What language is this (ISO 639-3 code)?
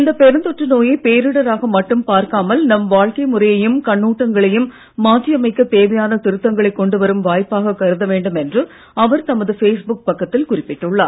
tam